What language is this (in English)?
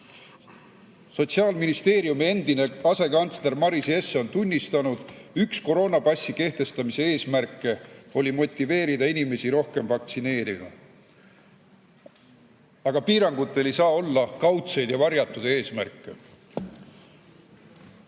Estonian